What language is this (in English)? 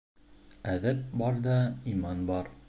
Bashkir